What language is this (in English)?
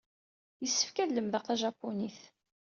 Kabyle